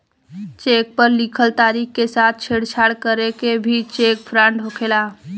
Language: Bhojpuri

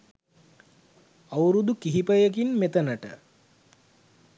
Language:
Sinhala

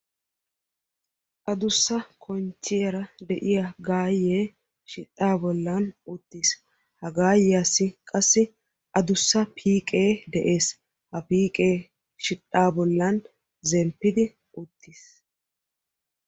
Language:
Wolaytta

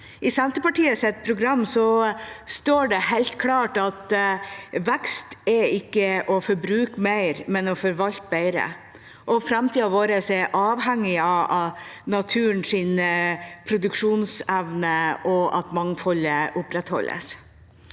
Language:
Norwegian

